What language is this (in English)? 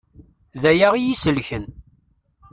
Kabyle